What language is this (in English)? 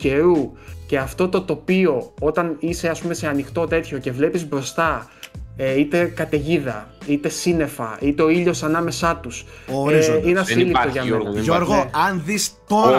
Greek